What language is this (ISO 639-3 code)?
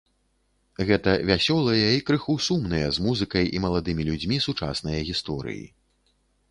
bel